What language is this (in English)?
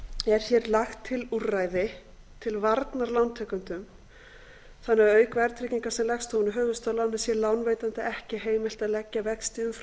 Icelandic